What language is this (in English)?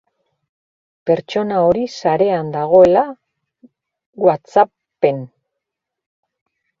Basque